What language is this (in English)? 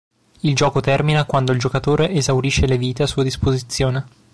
Italian